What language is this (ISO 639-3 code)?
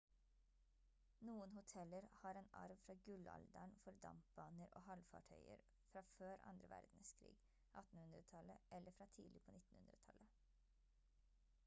nob